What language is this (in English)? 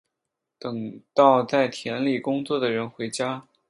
Chinese